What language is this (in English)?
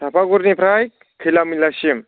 Bodo